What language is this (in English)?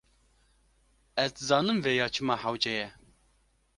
Kurdish